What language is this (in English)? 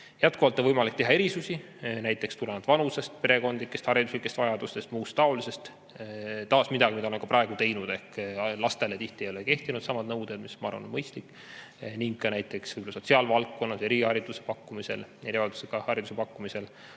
Estonian